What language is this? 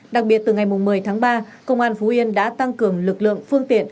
Vietnamese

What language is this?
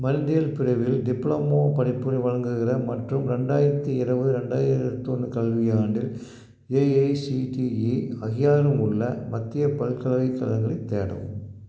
Tamil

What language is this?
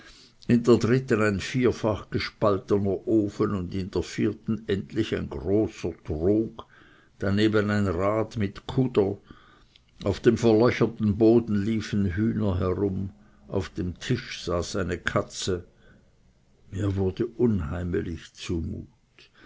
German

